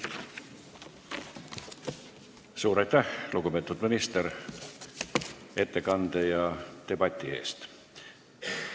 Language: Estonian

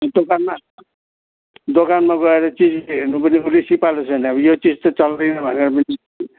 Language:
Nepali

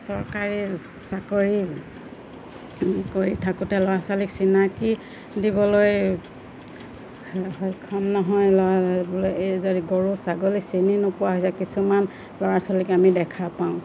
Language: Assamese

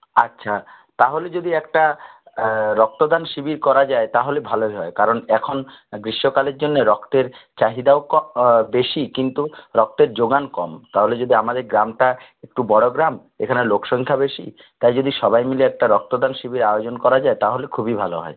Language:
Bangla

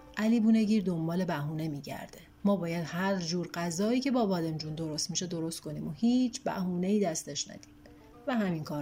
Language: Persian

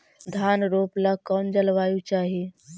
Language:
Magahi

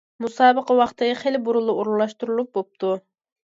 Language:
Uyghur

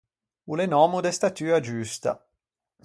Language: Ligurian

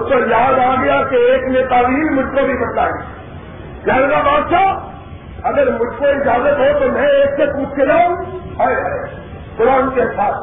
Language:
Urdu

